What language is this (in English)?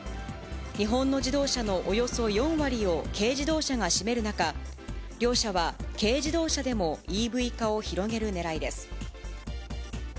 Japanese